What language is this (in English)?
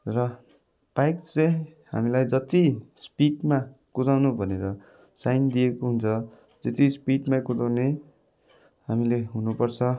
Nepali